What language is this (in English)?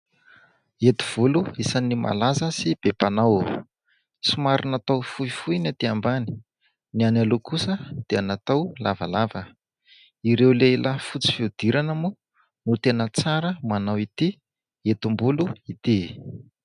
Malagasy